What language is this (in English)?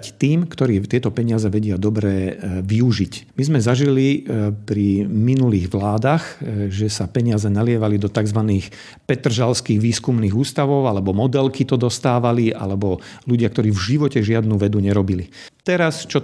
Slovak